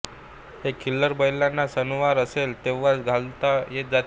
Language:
Marathi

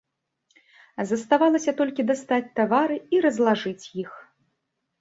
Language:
Belarusian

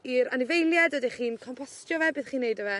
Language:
Welsh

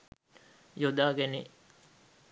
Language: Sinhala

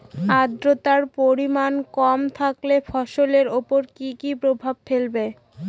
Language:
Bangla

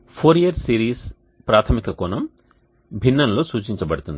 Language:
Telugu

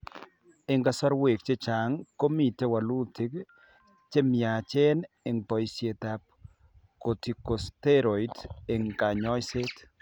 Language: Kalenjin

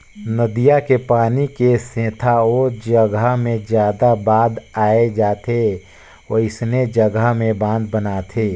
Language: Chhattisgarhi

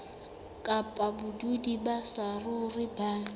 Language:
Southern Sotho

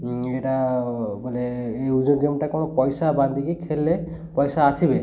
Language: Odia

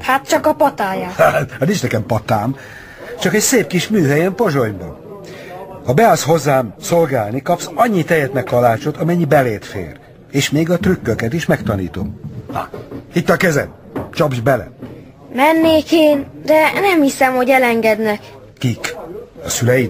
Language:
Hungarian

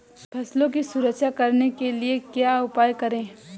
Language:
Hindi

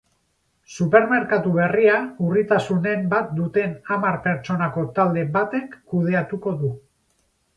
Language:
Basque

